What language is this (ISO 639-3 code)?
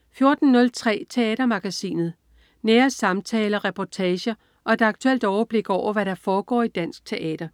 dan